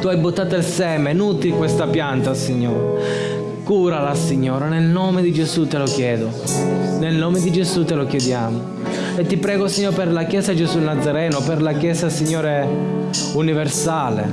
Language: Italian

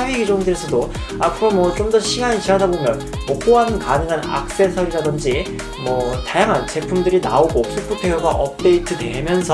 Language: Korean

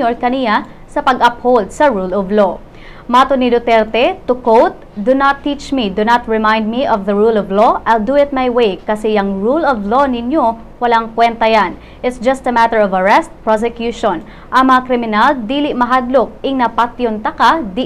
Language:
Filipino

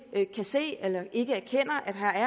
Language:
Danish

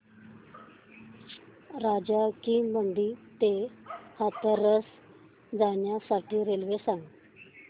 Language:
Marathi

